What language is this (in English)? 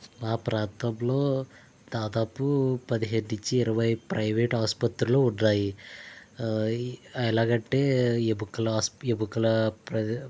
Telugu